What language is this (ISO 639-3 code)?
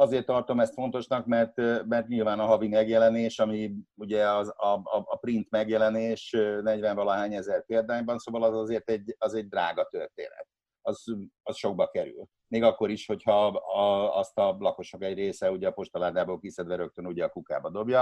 hun